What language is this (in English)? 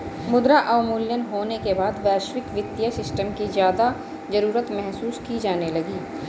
Hindi